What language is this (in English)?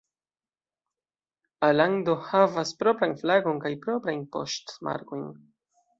Esperanto